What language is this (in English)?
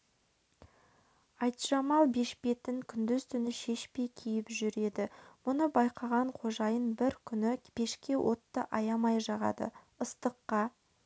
Kazakh